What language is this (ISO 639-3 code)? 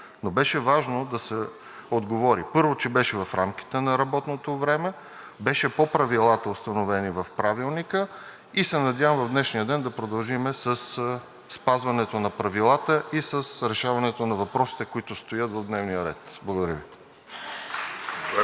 bul